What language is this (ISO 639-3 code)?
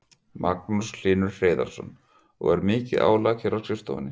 isl